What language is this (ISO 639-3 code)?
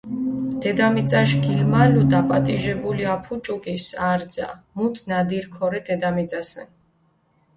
xmf